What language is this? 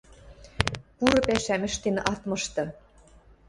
Western Mari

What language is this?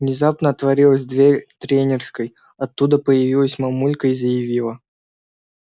Russian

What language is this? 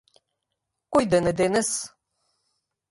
Macedonian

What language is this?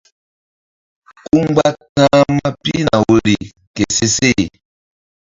Mbum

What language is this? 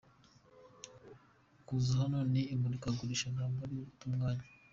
Kinyarwanda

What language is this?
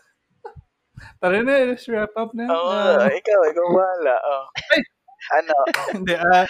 Filipino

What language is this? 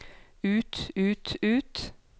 Norwegian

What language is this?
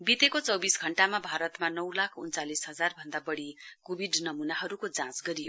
Nepali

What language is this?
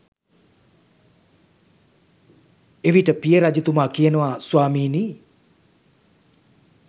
Sinhala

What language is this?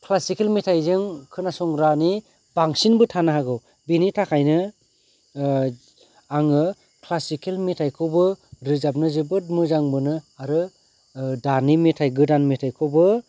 Bodo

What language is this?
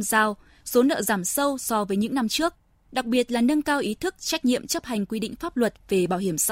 Vietnamese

